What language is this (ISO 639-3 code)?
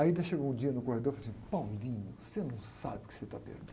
por